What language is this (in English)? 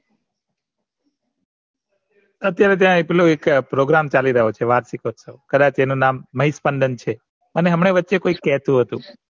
Gujarati